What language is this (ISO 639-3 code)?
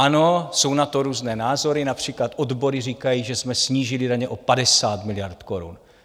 ces